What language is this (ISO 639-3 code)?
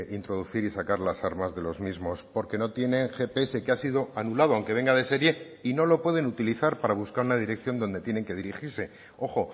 spa